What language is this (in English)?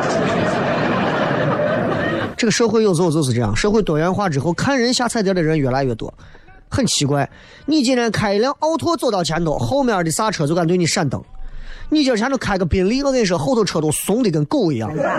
Chinese